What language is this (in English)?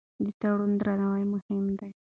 Pashto